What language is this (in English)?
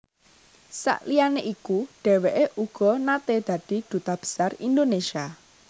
Javanese